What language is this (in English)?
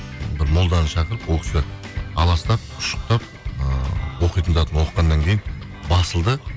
Kazakh